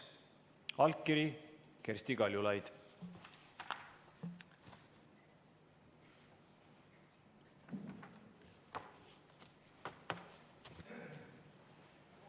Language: Estonian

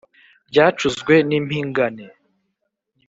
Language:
Kinyarwanda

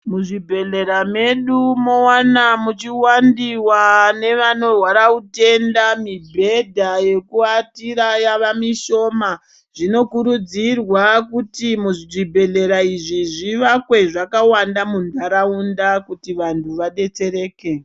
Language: Ndau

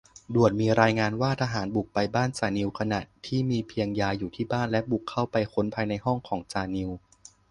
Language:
Thai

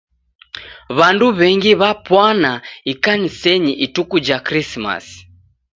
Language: Taita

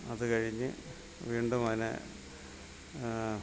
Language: Malayalam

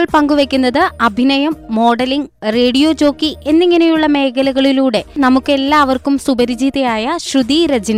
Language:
Malayalam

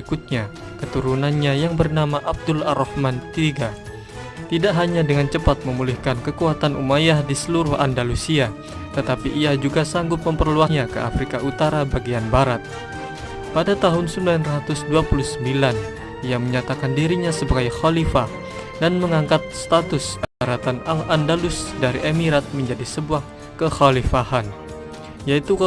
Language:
Indonesian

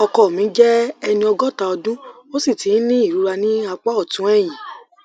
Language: Yoruba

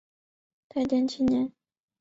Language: Chinese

